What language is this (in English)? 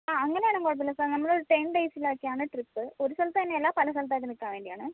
Malayalam